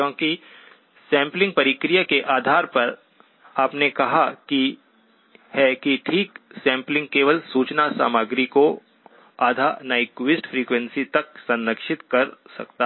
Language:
Hindi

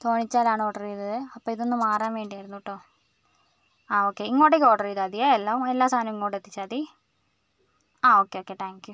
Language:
Malayalam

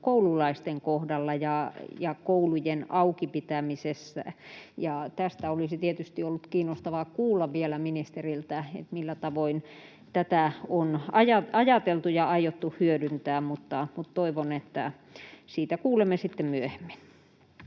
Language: Finnish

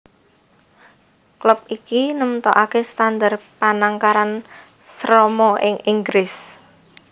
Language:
Javanese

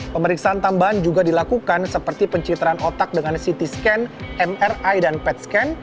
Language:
Indonesian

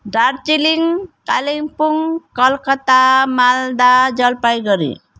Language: Nepali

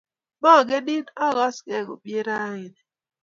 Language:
Kalenjin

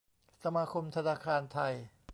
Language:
Thai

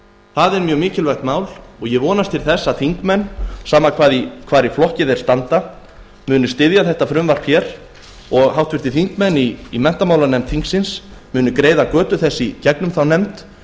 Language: Icelandic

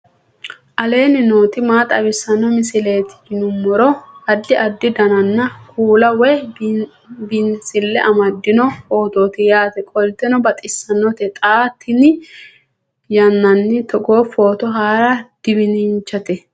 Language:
Sidamo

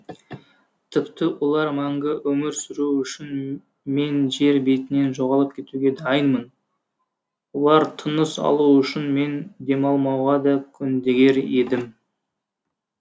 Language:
Kazakh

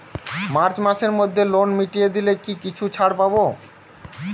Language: Bangla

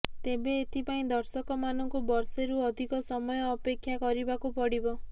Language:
Odia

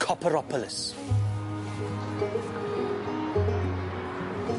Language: Welsh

